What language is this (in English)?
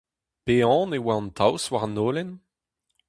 Breton